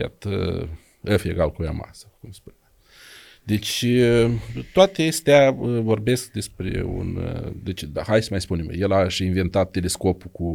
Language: Romanian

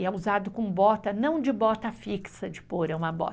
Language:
Portuguese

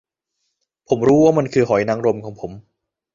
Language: Thai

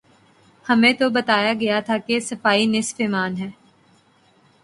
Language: Urdu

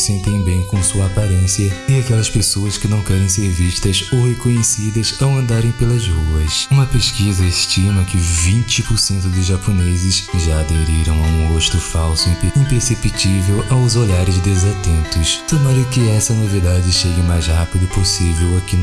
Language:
Portuguese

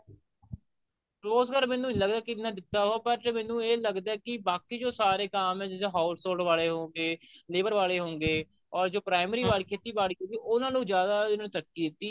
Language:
Punjabi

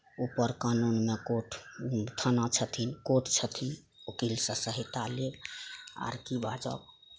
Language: Maithili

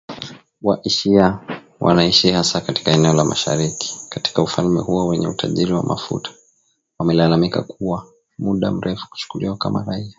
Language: Swahili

